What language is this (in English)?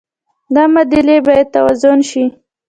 Pashto